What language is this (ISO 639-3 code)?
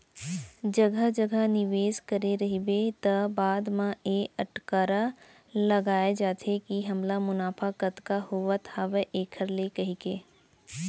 hne